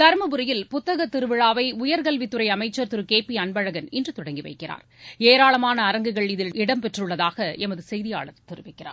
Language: Tamil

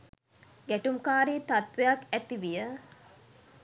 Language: Sinhala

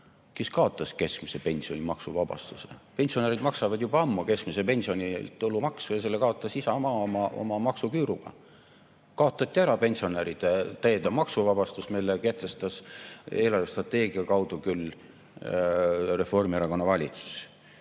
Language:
Estonian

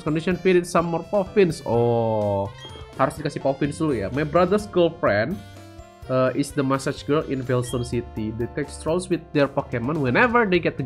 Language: Indonesian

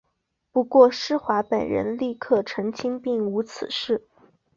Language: Chinese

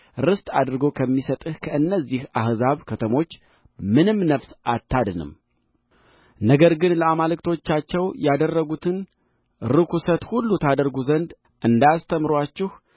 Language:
Amharic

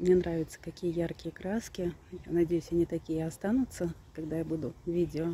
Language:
Russian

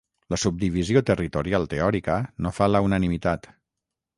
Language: Catalan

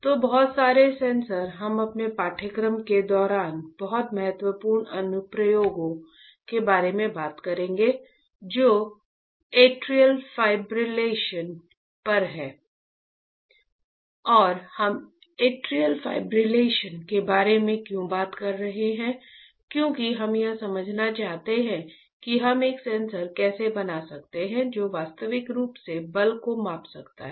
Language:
Hindi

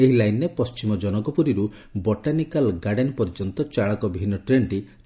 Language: Odia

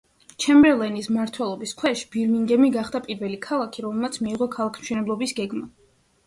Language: Georgian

